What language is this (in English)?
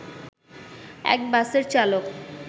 Bangla